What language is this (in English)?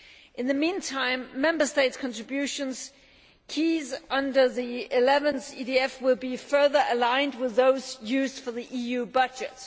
English